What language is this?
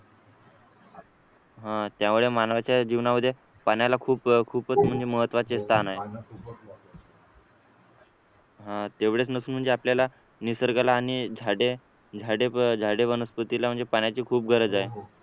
Marathi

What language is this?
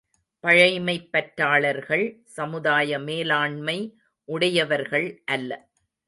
Tamil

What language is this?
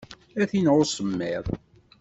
Kabyle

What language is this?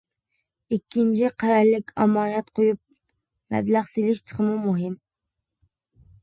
Uyghur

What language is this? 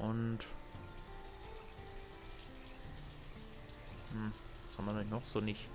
German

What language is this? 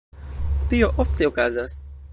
Esperanto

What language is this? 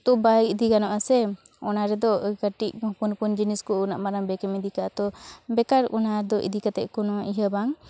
Santali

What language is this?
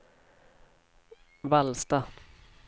Swedish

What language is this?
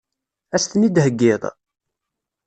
Kabyle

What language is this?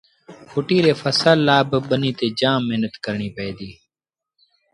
Sindhi Bhil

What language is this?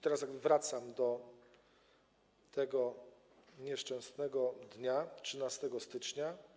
Polish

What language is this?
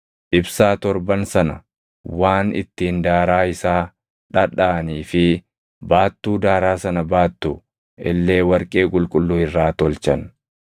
Oromo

